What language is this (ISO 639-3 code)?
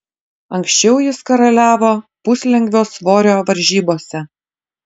lit